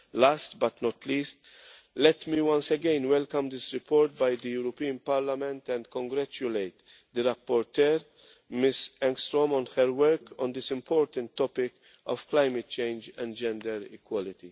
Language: English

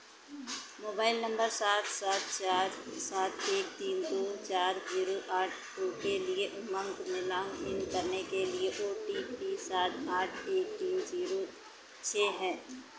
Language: Hindi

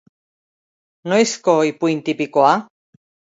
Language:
Basque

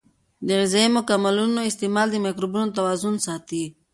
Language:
Pashto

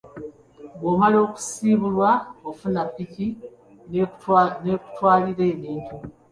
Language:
Ganda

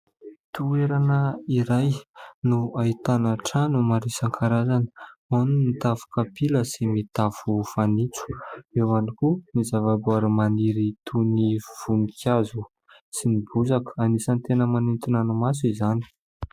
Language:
Malagasy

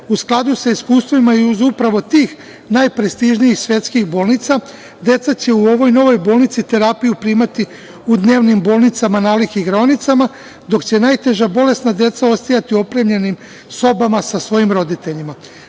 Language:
Serbian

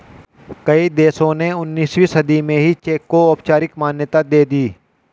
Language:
Hindi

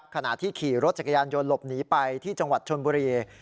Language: Thai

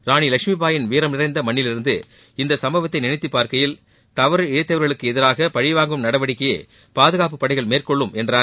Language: Tamil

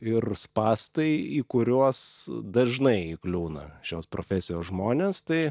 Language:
Lithuanian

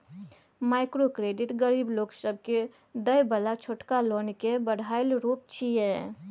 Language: Maithili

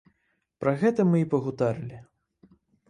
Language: Belarusian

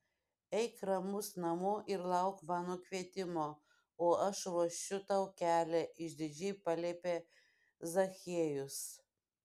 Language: Lithuanian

